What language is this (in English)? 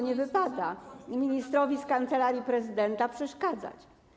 Polish